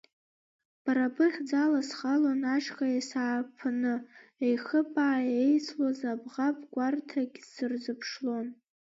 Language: Abkhazian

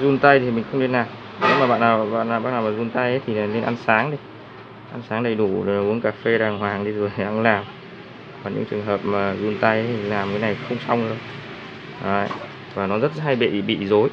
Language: Vietnamese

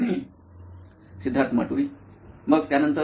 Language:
Marathi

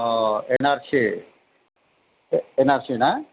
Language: Bodo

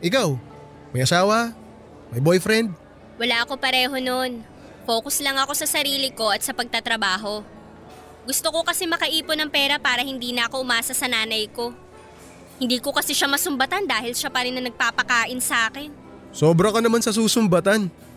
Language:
Filipino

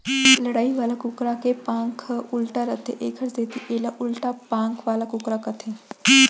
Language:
Chhattisgarhi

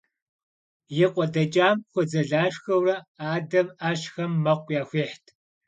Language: Kabardian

